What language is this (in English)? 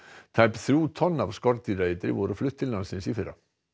Icelandic